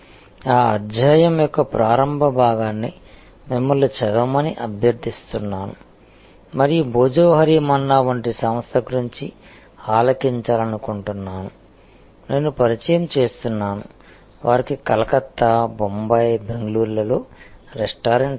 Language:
Telugu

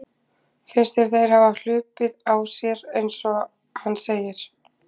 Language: Icelandic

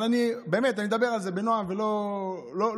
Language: Hebrew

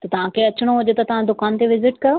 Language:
Sindhi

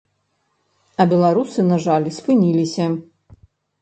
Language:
Belarusian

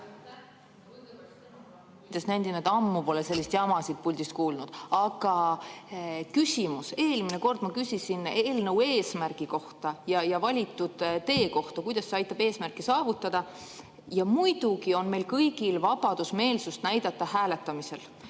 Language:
Estonian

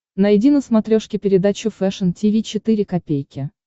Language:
Russian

